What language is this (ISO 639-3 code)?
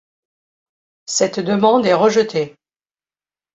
fra